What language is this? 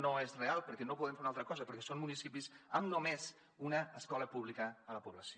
Catalan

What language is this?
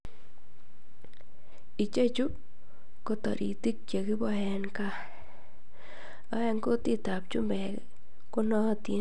Kalenjin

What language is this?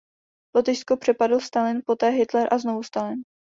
Czech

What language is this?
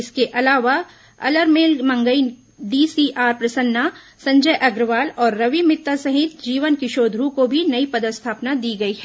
Hindi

